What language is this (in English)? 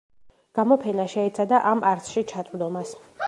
Georgian